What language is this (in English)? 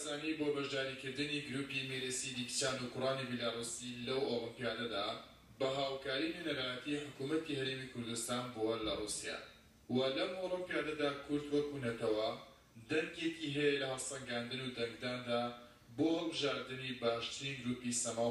Persian